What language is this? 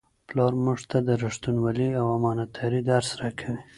Pashto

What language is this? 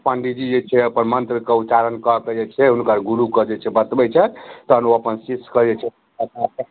Maithili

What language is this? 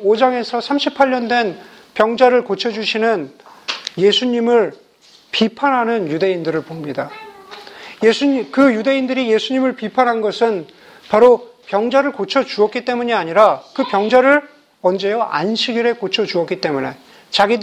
Korean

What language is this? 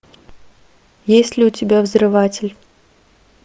Russian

